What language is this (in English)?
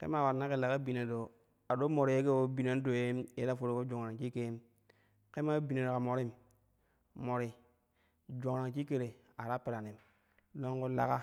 Kushi